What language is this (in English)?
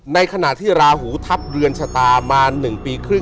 Thai